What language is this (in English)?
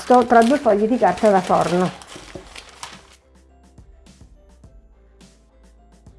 Italian